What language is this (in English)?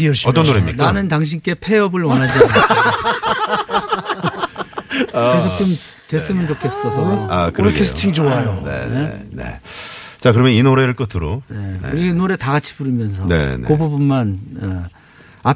Korean